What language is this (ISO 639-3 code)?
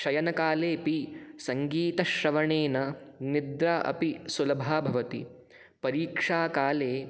san